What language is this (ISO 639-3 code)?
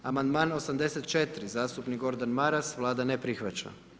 hrv